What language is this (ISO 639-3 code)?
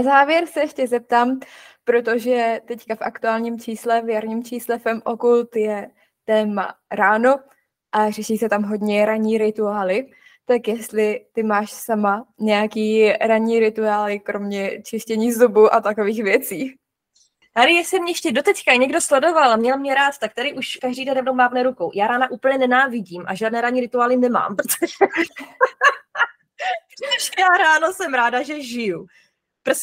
ces